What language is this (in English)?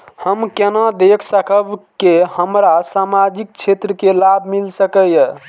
Maithili